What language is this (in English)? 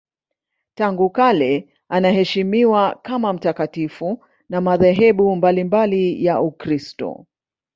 Swahili